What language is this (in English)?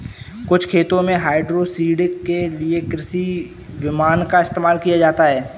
Hindi